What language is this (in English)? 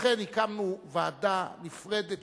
Hebrew